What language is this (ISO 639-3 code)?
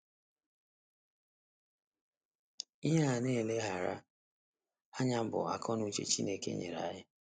ibo